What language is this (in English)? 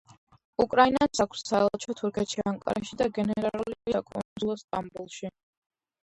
Georgian